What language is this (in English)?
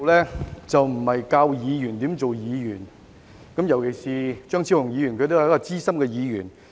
Cantonese